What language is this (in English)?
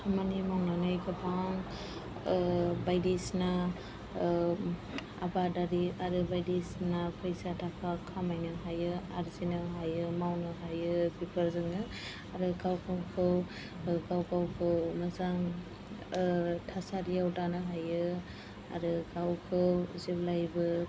Bodo